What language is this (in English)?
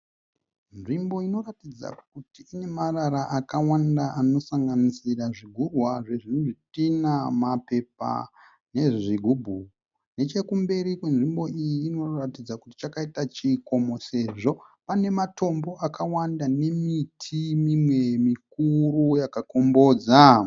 Shona